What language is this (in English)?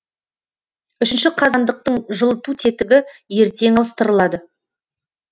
Kazakh